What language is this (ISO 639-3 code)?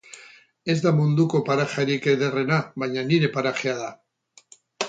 eus